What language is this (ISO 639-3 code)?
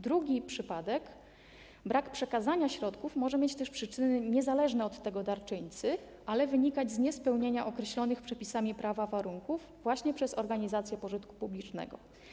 pol